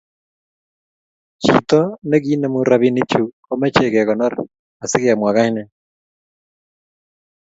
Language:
Kalenjin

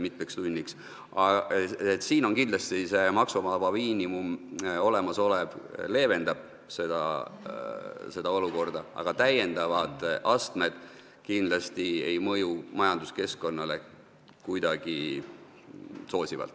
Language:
Estonian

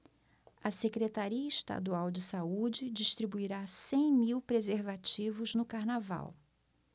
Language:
Portuguese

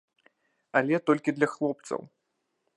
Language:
Belarusian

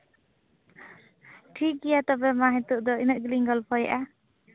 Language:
Santali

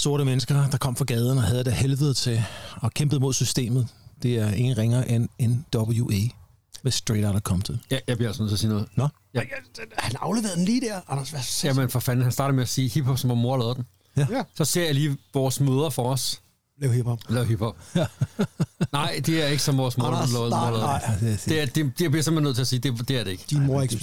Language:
Danish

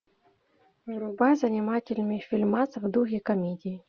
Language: Russian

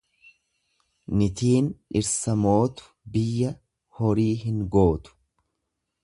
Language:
Oromo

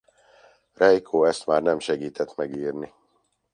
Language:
Hungarian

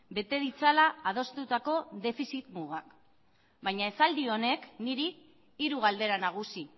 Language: Basque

